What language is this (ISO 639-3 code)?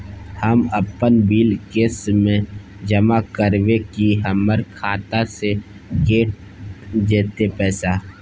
mai